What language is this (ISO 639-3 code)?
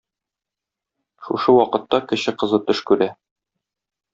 tat